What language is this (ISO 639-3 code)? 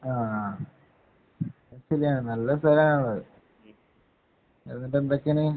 mal